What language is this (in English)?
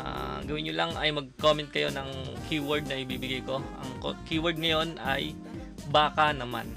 Filipino